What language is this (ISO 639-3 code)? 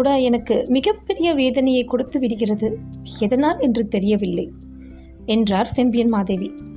tam